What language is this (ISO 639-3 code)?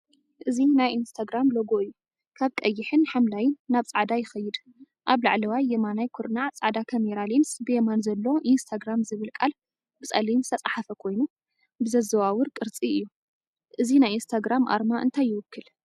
tir